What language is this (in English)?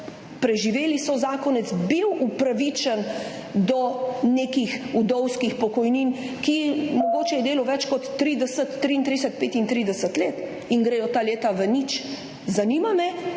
Slovenian